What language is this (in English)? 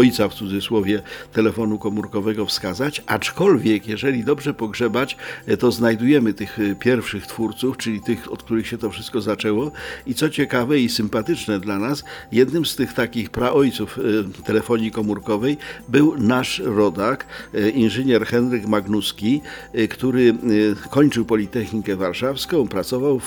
Polish